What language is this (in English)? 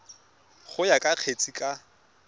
Tswana